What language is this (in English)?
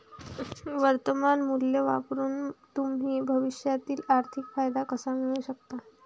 Marathi